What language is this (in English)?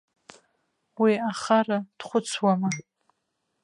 Abkhazian